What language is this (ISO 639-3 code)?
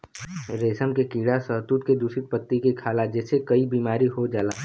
bho